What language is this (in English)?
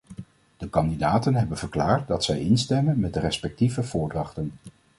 Dutch